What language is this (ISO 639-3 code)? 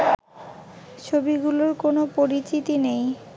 ben